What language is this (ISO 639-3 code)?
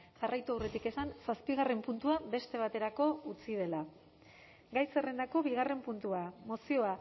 eus